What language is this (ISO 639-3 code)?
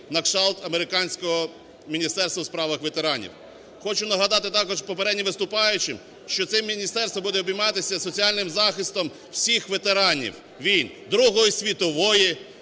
ukr